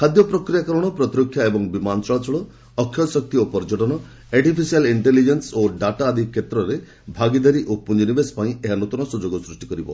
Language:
Odia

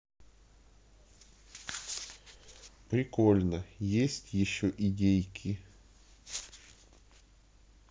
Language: Russian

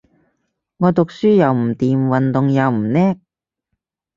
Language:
Cantonese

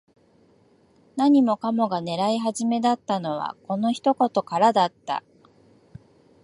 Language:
Japanese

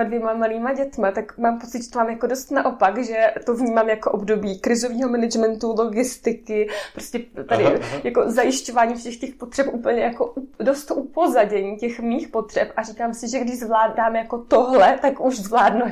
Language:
Czech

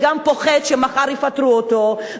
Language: Hebrew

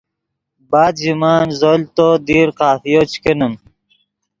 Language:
Yidgha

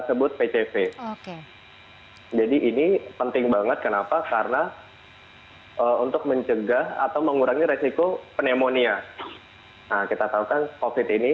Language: Indonesian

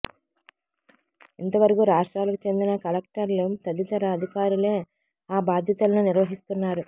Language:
Telugu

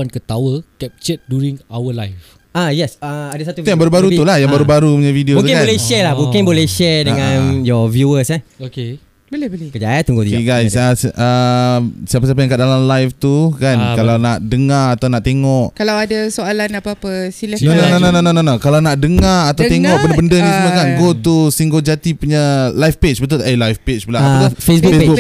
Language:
Malay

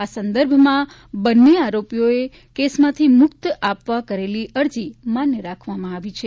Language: Gujarati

